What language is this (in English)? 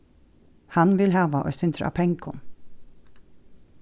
Faroese